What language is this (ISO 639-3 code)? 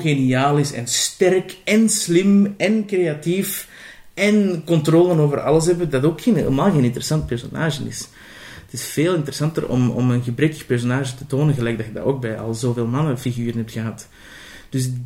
nld